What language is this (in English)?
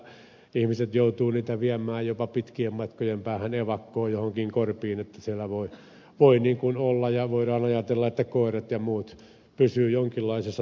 Finnish